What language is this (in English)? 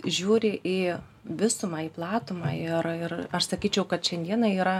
Lithuanian